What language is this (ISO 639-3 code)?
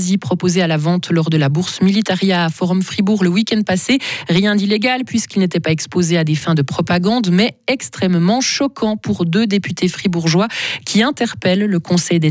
fra